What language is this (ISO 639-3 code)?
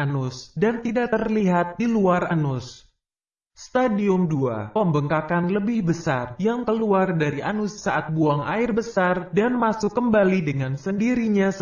ind